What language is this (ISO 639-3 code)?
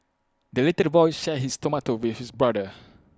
eng